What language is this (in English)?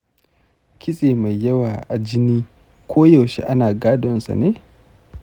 Hausa